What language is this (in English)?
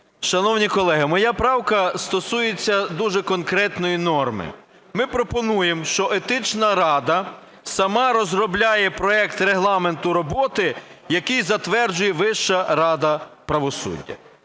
Ukrainian